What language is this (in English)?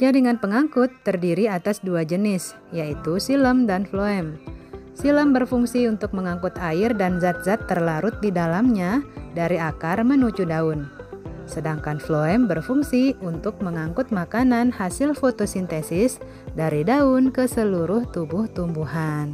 Indonesian